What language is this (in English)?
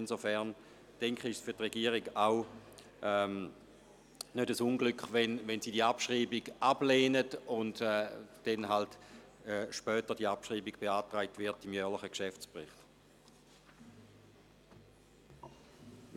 Swiss German